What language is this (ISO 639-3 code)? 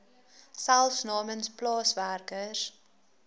afr